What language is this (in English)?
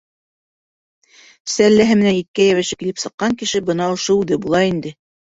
Bashkir